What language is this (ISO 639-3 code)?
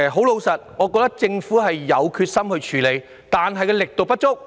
yue